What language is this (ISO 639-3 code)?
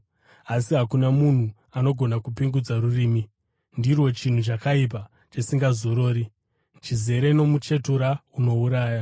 sna